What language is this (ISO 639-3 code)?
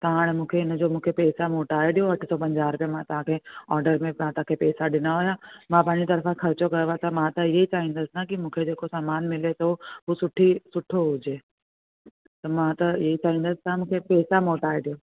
snd